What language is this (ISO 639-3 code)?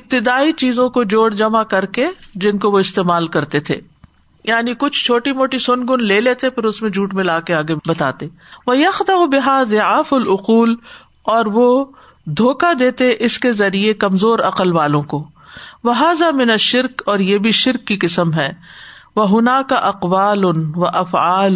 urd